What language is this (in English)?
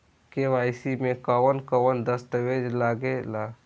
Bhojpuri